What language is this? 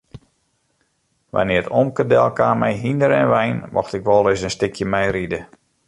Western Frisian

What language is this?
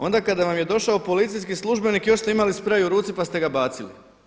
Croatian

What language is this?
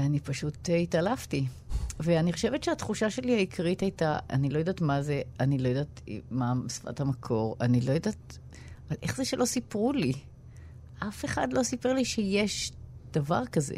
Hebrew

